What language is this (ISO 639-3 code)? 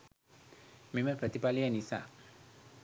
sin